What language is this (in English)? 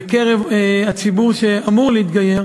Hebrew